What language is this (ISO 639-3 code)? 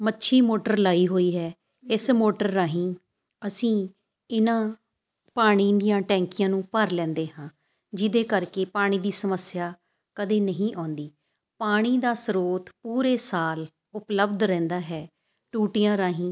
pan